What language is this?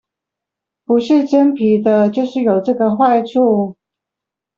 Chinese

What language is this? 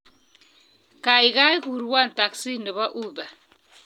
Kalenjin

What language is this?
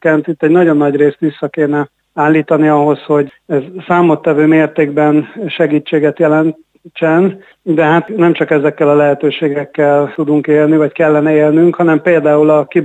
Hungarian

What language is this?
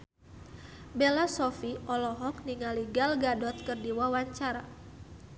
Sundanese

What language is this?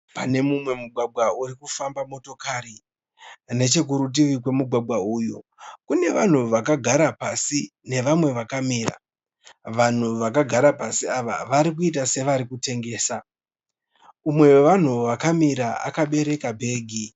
Shona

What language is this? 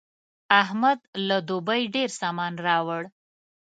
Pashto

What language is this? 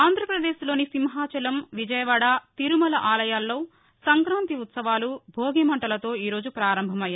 Telugu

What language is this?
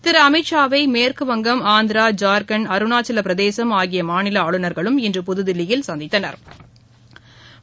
Tamil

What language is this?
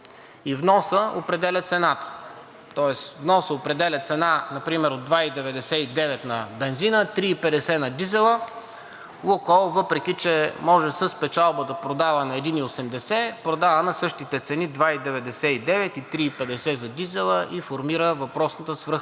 Bulgarian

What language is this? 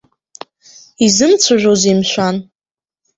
Abkhazian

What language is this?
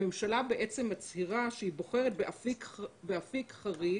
Hebrew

